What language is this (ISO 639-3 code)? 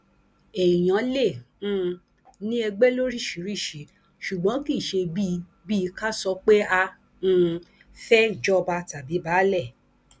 yor